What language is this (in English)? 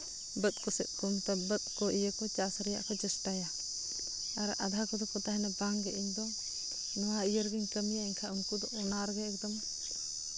Santali